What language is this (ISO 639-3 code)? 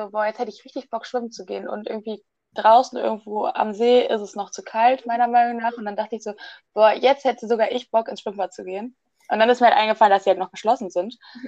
deu